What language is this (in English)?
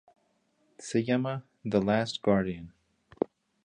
Spanish